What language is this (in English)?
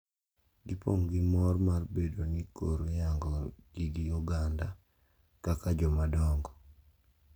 Luo (Kenya and Tanzania)